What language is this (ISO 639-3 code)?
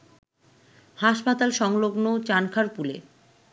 ben